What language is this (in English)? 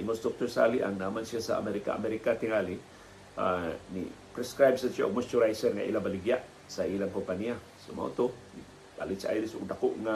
Filipino